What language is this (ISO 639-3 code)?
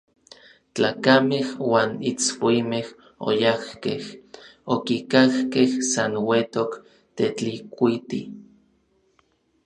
nlv